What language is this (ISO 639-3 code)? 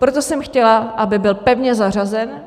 ces